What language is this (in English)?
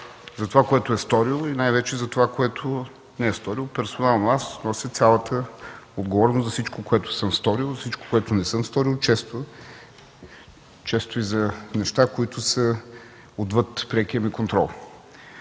Bulgarian